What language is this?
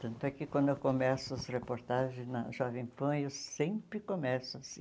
Portuguese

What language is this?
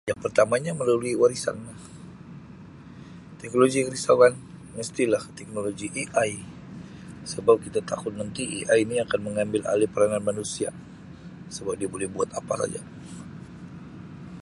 Sabah Malay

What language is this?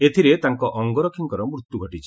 Odia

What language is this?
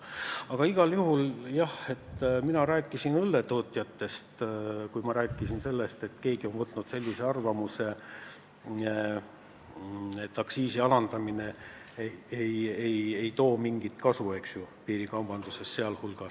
Estonian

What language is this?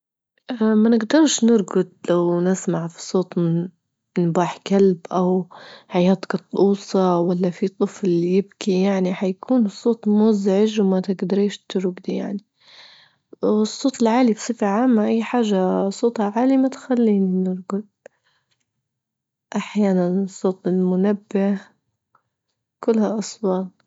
Libyan Arabic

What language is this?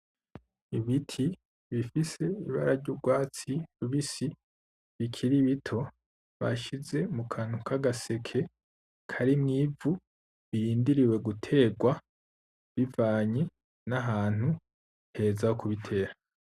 Rundi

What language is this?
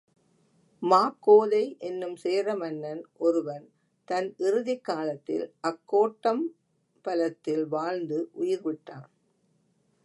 Tamil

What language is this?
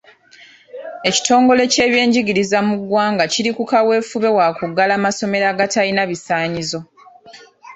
Ganda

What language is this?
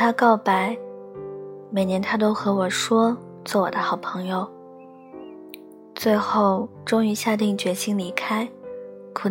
Chinese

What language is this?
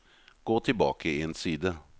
Norwegian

